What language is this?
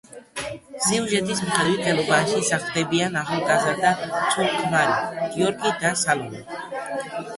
Georgian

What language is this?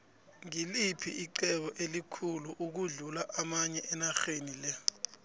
South Ndebele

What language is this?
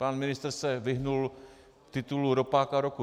Czech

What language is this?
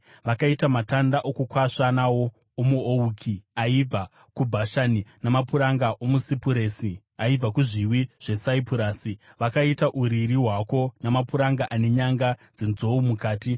Shona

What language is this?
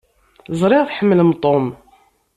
Kabyle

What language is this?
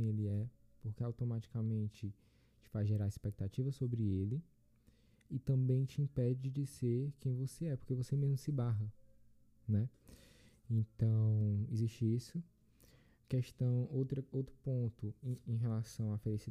Portuguese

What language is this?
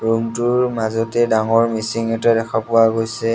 Assamese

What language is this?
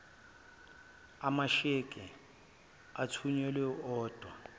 Zulu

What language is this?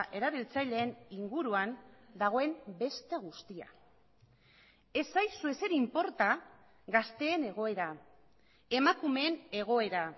Basque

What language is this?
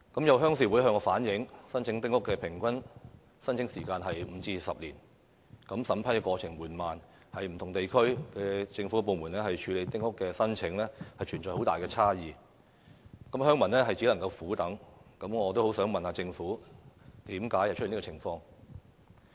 Cantonese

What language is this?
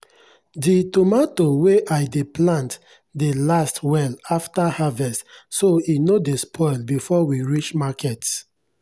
Nigerian Pidgin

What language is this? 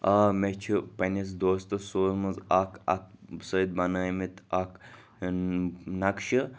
Kashmiri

